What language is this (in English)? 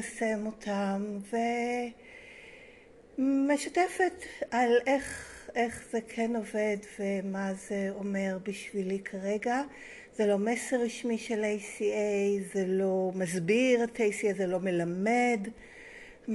Hebrew